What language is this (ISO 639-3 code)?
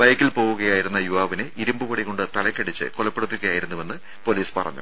mal